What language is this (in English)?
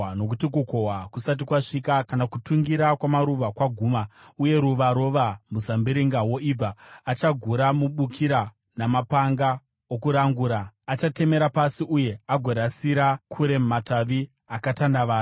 Shona